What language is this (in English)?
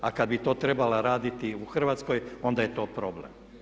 Croatian